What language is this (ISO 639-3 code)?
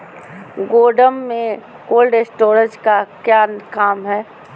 mag